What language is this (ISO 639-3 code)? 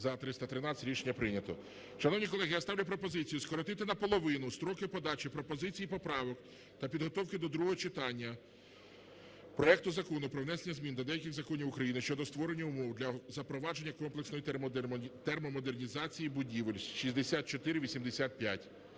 ukr